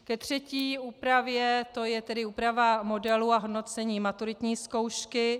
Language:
Czech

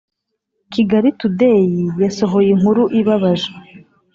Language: Kinyarwanda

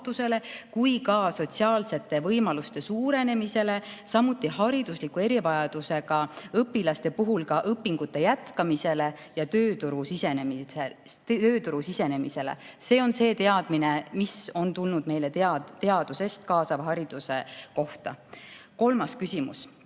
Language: Estonian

